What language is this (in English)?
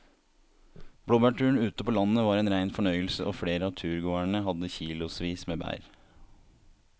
Norwegian